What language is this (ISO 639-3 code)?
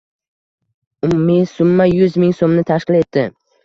uzb